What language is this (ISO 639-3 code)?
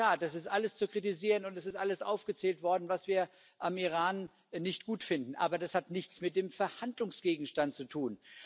deu